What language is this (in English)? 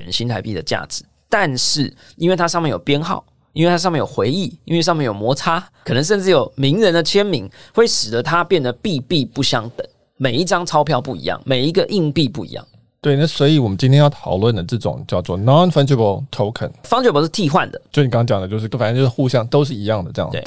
Chinese